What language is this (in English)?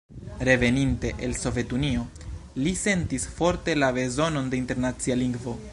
Esperanto